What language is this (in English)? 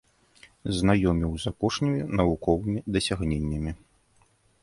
Belarusian